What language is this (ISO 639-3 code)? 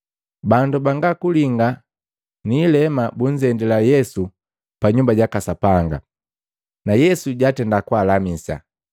mgv